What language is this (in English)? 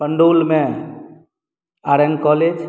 Maithili